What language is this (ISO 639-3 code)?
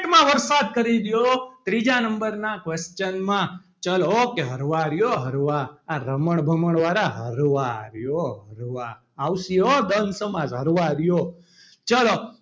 guj